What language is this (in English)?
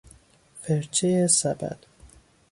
Persian